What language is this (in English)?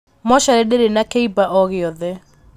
Kikuyu